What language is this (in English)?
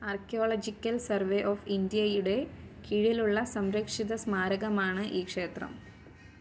Malayalam